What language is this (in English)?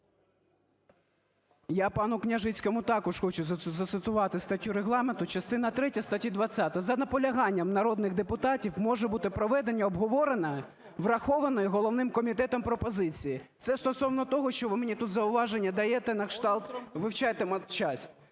Ukrainian